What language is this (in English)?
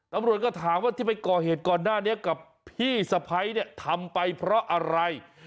Thai